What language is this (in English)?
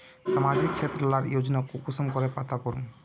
Magahi